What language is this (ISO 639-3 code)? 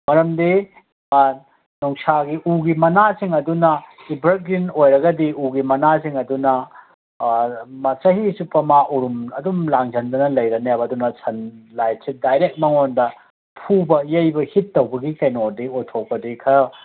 mni